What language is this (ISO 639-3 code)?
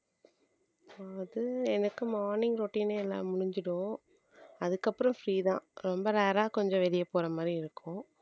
tam